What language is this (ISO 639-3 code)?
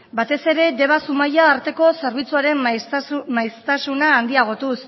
eus